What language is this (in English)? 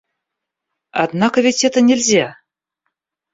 Russian